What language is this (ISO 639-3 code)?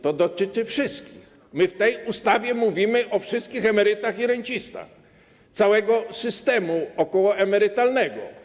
pol